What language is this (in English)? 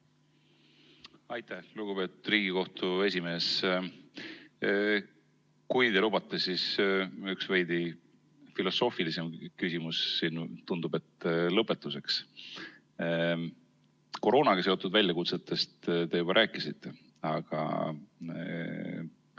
Estonian